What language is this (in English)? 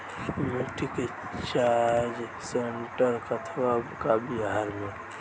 Bhojpuri